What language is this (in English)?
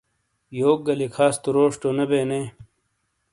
Shina